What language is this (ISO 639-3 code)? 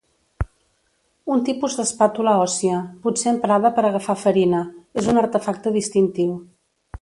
cat